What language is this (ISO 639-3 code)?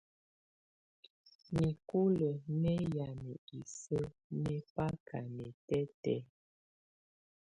tvu